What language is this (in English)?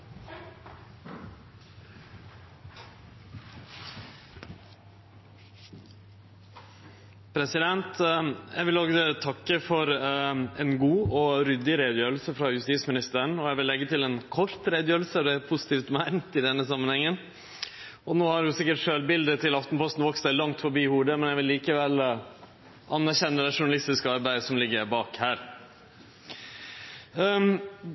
Norwegian Nynorsk